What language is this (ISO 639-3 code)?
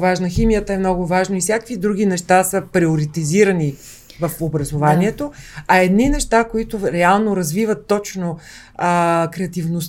bul